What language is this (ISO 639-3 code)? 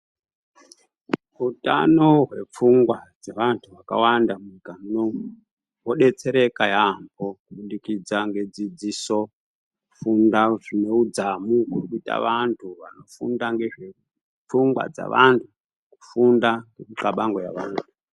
ndc